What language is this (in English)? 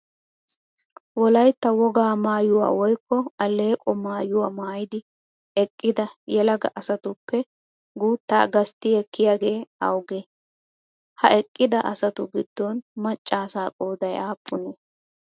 Wolaytta